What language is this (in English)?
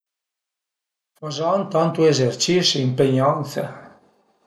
Piedmontese